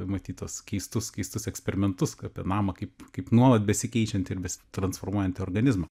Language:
Lithuanian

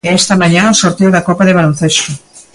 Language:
Galician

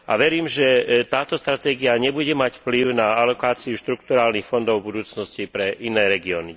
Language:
Slovak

